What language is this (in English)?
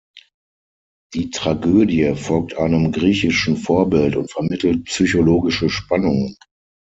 German